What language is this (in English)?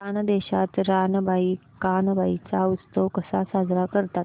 Marathi